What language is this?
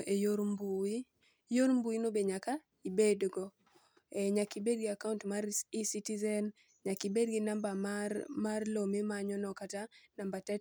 Luo (Kenya and Tanzania)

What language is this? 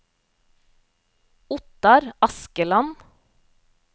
Norwegian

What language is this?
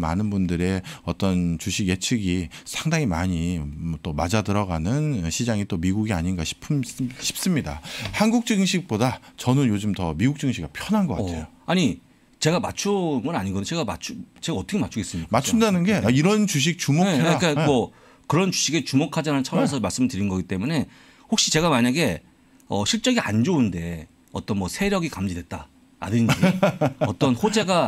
Korean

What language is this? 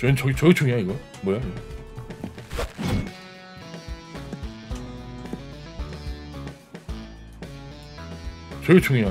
Korean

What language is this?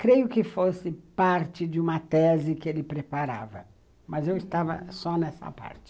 Portuguese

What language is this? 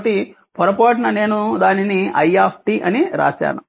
Telugu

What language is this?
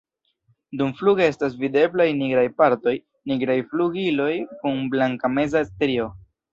Esperanto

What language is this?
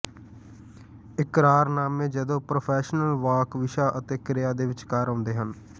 Punjabi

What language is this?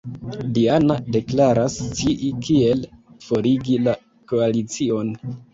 Esperanto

